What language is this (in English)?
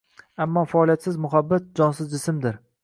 Uzbek